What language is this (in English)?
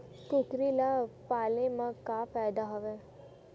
Chhattisgarhi